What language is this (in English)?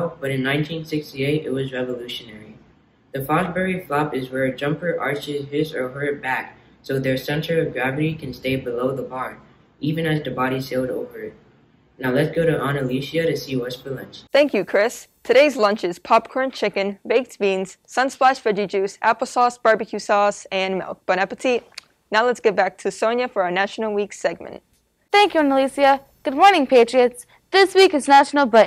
English